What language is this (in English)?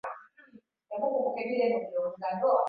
Swahili